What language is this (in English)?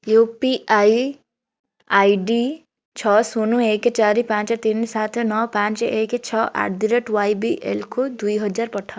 Odia